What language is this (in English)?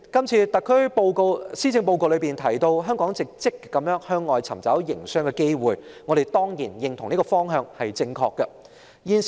Cantonese